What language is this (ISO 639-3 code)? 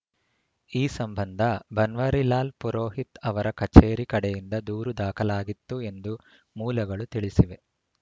kan